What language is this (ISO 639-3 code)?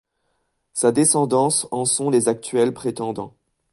fra